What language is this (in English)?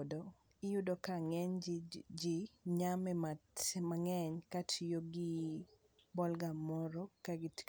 Luo (Kenya and Tanzania)